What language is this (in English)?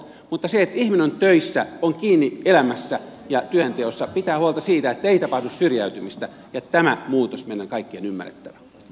Finnish